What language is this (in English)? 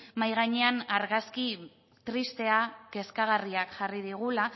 Basque